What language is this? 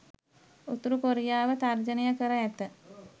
Sinhala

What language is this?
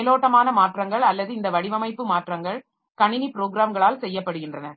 Tamil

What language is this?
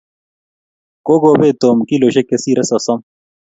Kalenjin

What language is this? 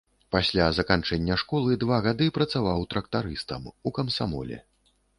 Belarusian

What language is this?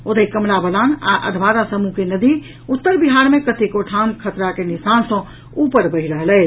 Maithili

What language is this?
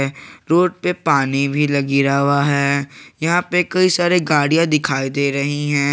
Hindi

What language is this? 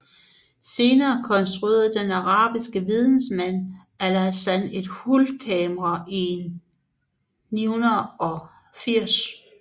Danish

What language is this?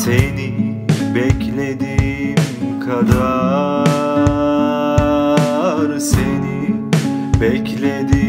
Turkish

